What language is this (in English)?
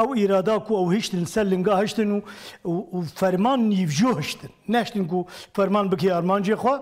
Turkish